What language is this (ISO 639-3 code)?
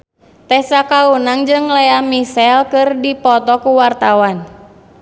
sun